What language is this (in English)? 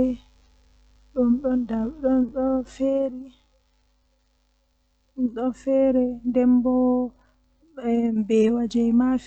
Western Niger Fulfulde